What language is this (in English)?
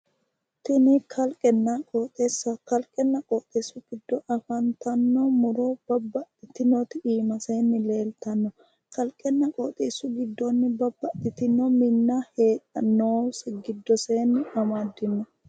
Sidamo